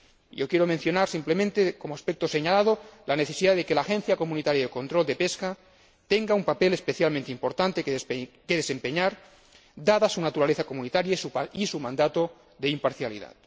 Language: Spanish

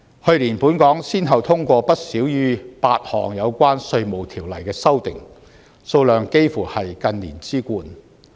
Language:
Cantonese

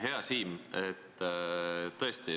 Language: Estonian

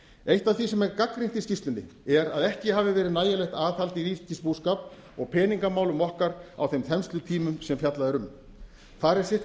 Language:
Icelandic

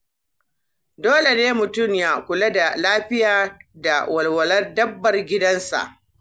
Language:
Hausa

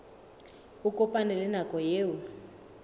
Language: Southern Sotho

